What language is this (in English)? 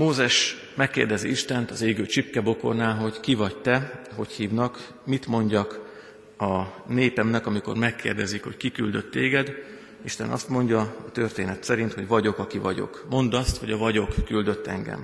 Hungarian